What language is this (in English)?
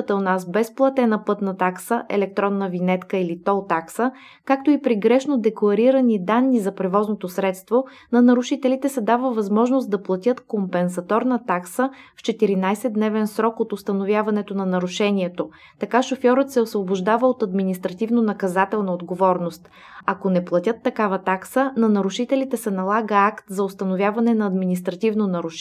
Bulgarian